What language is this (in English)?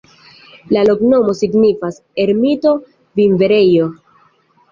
Esperanto